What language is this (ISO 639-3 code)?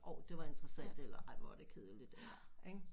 dan